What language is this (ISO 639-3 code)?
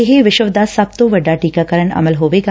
pan